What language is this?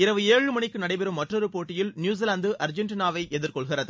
Tamil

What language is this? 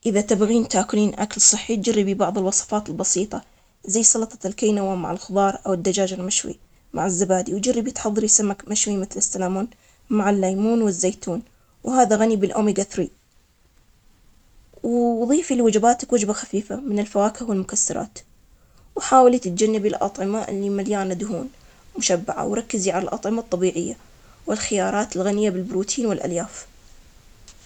Omani Arabic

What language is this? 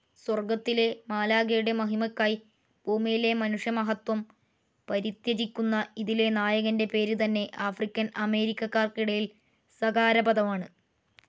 Malayalam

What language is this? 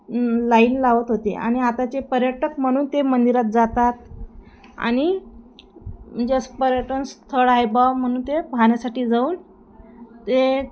Marathi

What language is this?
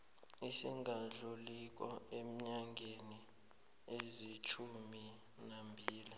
South Ndebele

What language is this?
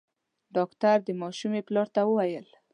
Pashto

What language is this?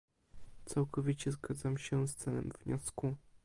Polish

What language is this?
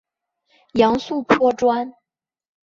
Chinese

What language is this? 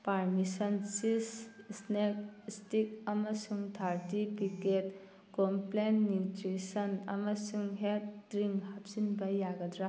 Manipuri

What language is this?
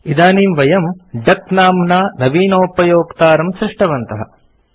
Sanskrit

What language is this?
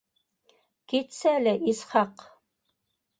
Bashkir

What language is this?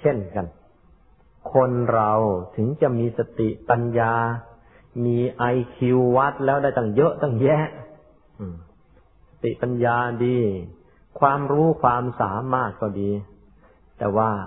Thai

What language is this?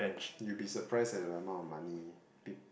English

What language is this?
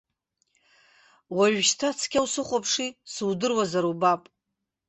Abkhazian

